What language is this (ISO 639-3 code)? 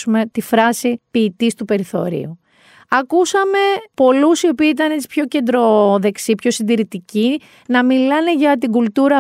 ell